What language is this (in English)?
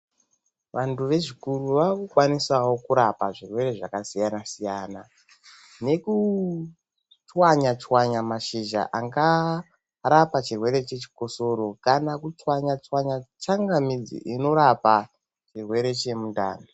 Ndau